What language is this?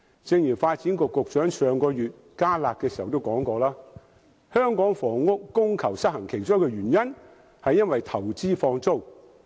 Cantonese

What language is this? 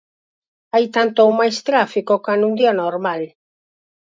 Galician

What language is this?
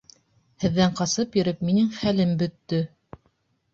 Bashkir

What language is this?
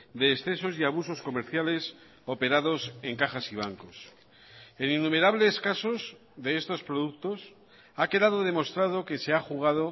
Spanish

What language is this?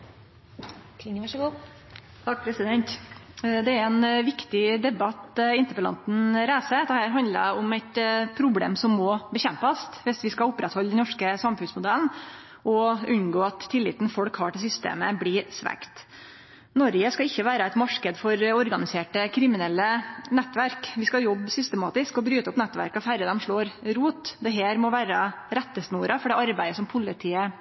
Norwegian Nynorsk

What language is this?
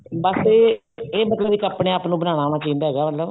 Punjabi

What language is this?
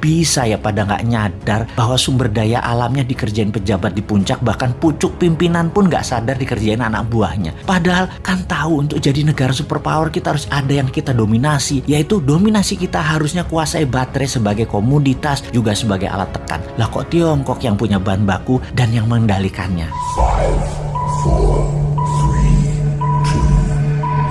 Indonesian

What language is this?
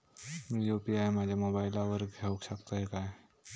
Marathi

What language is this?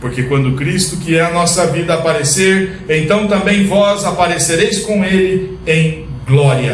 Portuguese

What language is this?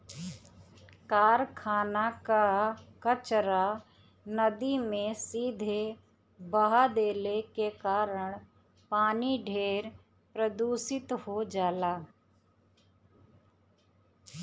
Bhojpuri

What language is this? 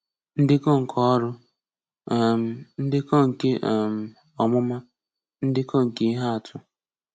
Igbo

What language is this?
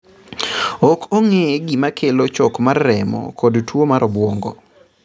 Luo (Kenya and Tanzania)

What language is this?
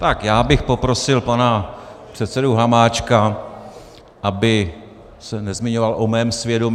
Czech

